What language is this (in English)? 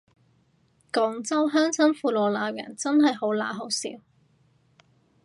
Cantonese